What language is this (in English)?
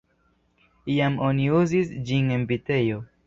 Esperanto